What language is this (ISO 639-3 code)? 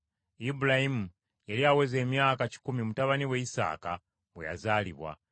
lug